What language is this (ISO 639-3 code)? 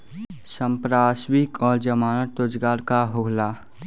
bho